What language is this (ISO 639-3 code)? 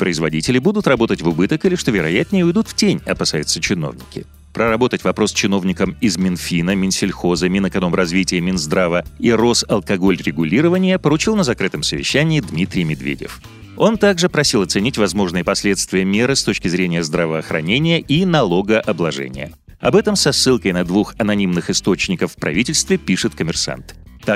rus